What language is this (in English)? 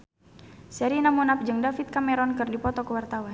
Sundanese